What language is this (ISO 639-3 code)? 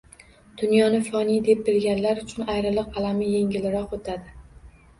uzb